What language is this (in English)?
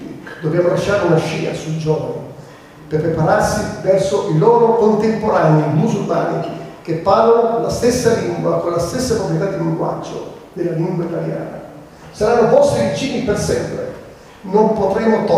Italian